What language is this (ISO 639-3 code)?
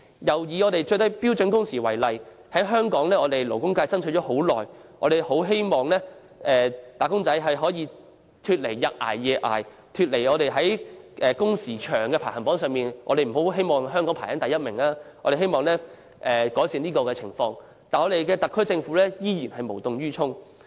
yue